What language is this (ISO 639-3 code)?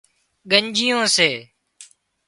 kxp